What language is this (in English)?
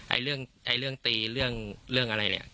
Thai